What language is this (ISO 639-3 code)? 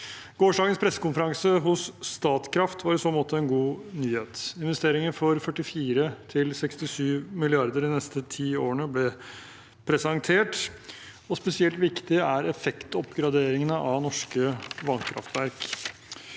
nor